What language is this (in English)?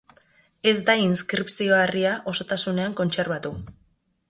Basque